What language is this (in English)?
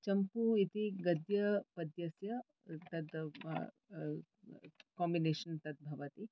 Sanskrit